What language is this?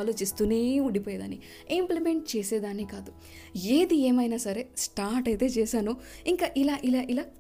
Telugu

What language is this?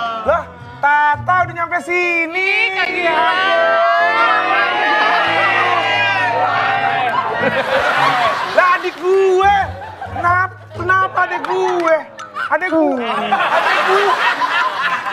Indonesian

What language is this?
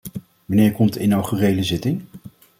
Dutch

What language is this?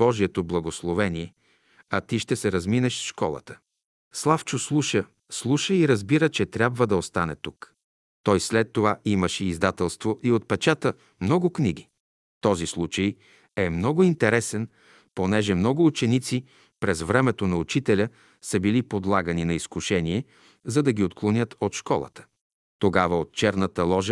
Bulgarian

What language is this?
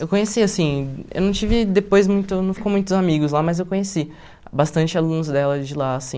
Portuguese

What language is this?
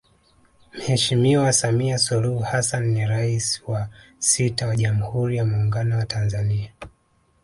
Swahili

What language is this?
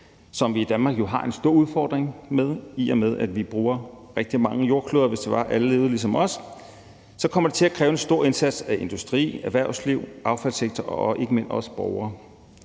Danish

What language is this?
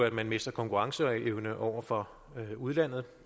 Danish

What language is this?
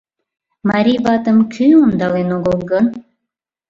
Mari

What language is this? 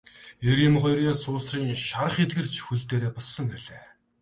Mongolian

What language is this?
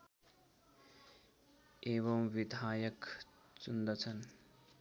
Nepali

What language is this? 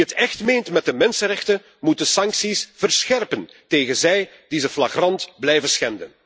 Dutch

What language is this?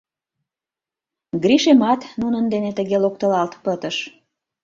Mari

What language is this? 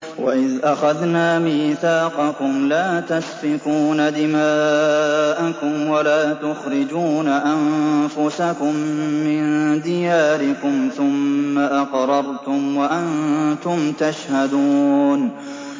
Arabic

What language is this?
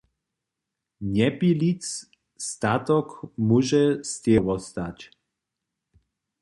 Upper Sorbian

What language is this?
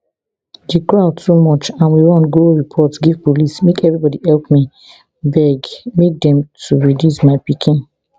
Nigerian Pidgin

